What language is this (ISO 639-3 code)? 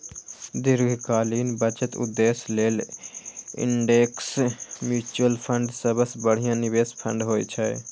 mai